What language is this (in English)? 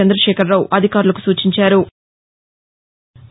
Telugu